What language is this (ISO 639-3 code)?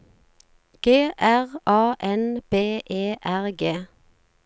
nor